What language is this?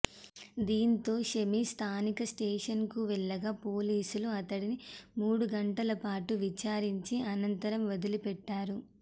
Telugu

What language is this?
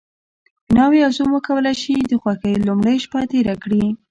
Pashto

